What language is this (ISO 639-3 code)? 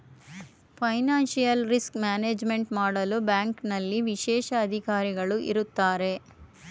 kan